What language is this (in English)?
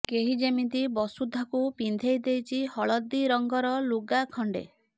Odia